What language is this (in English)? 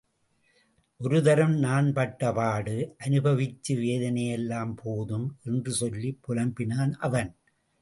Tamil